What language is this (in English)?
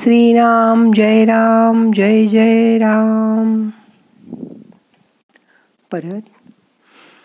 Marathi